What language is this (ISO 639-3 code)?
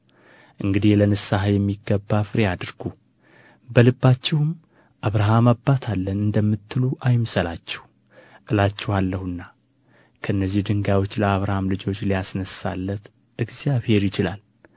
amh